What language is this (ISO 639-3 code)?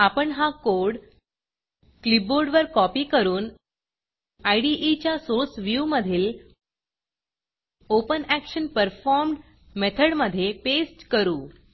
mar